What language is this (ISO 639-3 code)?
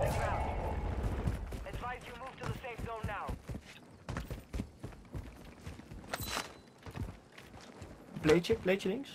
nld